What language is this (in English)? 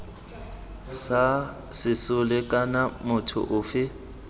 Tswana